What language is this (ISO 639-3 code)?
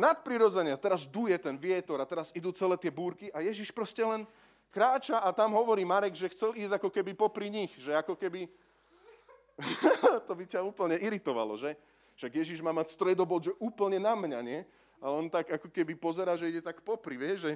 slk